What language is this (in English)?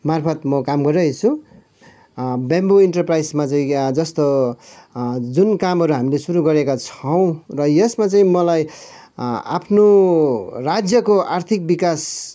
Nepali